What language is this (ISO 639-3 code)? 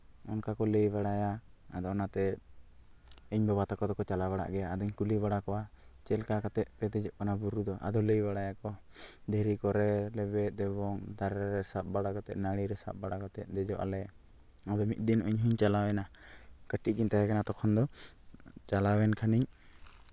sat